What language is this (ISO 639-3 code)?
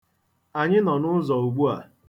ibo